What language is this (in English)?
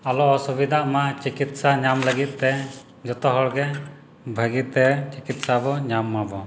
Santali